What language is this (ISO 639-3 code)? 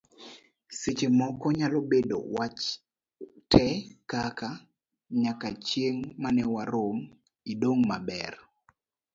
luo